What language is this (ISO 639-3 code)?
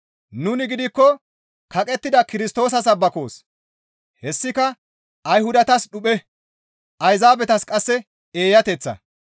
gmv